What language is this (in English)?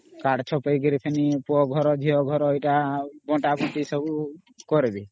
Odia